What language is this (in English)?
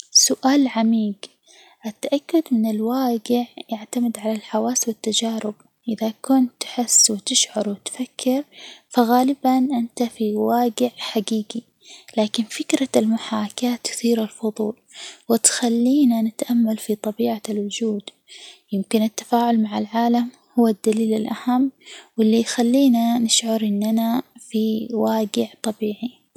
Hijazi Arabic